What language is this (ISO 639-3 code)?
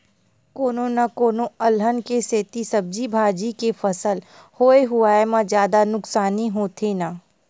hne